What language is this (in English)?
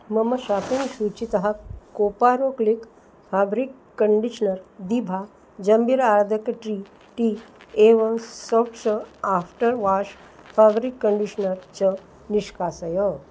Sanskrit